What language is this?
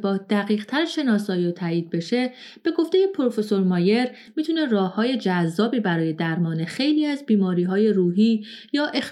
Persian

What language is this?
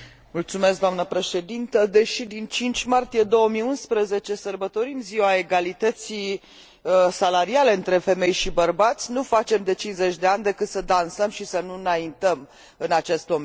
Romanian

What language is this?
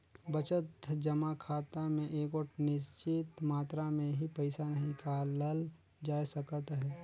Chhattisgarhi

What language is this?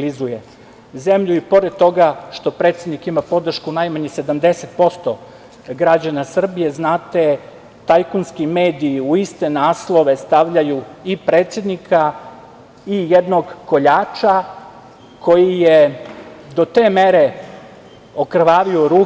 Serbian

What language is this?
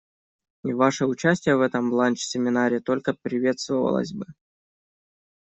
Russian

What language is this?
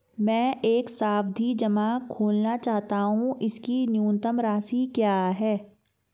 Hindi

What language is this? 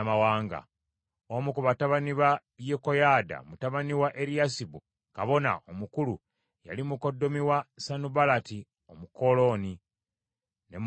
Ganda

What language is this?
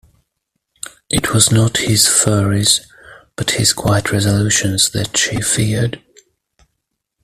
English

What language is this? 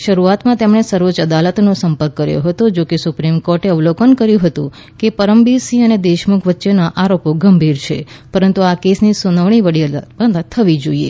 Gujarati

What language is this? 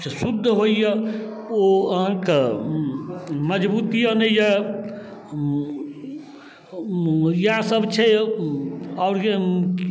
Maithili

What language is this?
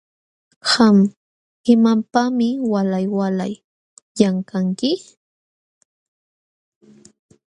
Jauja Wanca Quechua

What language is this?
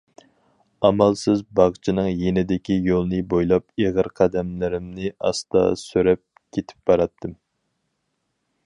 Uyghur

